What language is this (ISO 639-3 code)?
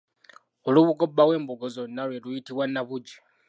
lug